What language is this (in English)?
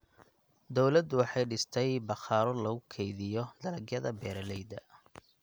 Somali